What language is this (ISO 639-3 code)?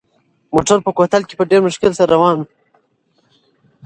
pus